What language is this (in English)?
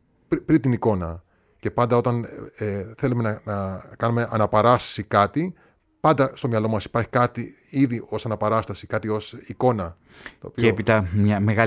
Greek